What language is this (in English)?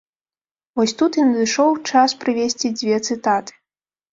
Belarusian